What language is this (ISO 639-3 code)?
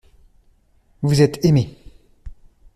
fra